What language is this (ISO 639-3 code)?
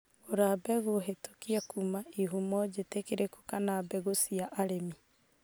kik